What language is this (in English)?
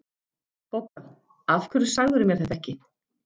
Icelandic